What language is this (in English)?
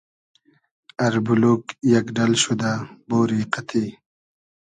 Hazaragi